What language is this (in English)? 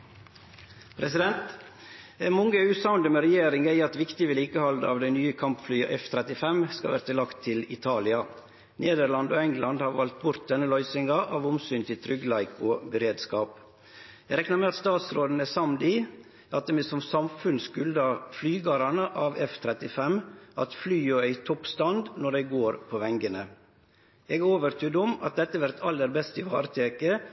Norwegian Nynorsk